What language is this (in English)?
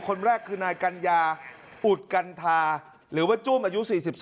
Thai